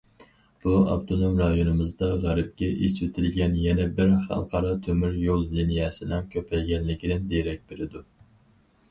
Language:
Uyghur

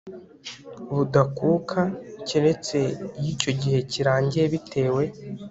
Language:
Kinyarwanda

